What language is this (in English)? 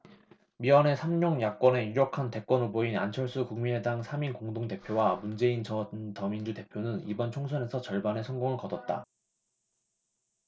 Korean